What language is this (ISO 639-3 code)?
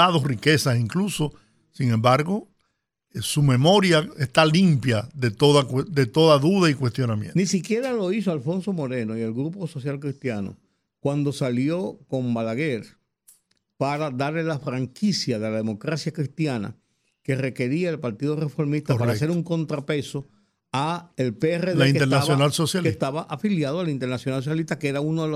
spa